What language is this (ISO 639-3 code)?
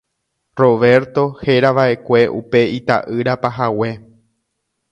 grn